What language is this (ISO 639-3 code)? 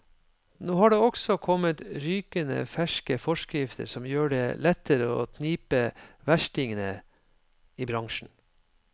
nor